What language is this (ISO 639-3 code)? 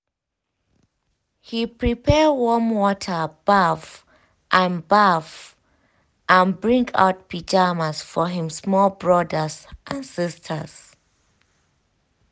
pcm